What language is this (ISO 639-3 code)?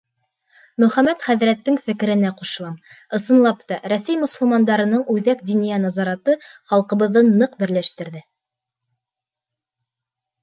bak